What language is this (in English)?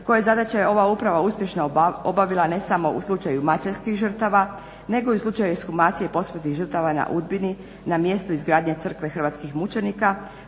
Croatian